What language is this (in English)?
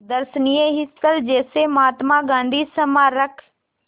Hindi